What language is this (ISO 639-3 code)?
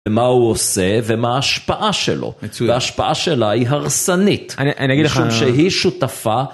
heb